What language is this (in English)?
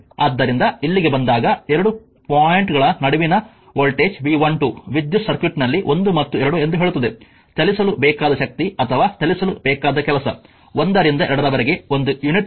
Kannada